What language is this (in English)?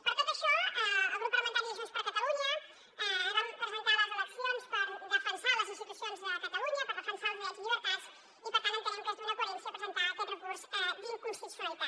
Catalan